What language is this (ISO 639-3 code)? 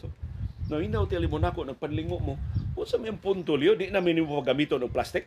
fil